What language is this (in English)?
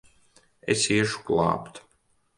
Latvian